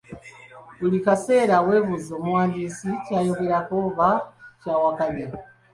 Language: Ganda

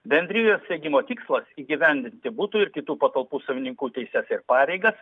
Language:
Lithuanian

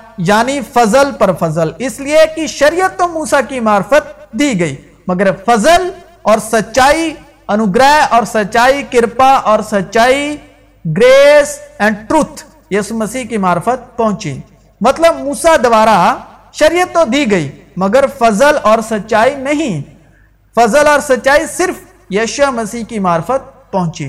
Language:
Urdu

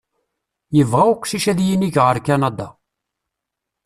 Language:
Kabyle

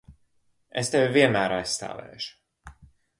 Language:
Latvian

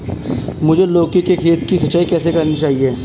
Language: Hindi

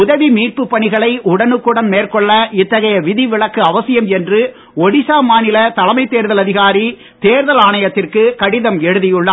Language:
Tamil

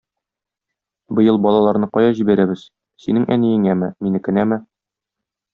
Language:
Tatar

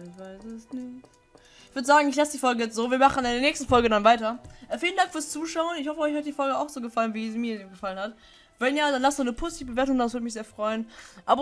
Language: German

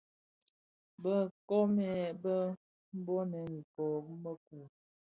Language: Bafia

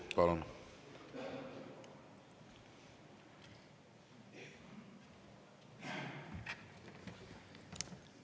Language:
Estonian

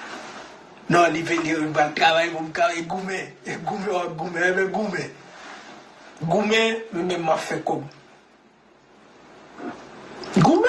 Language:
French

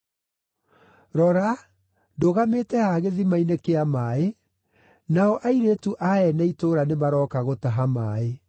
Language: Kikuyu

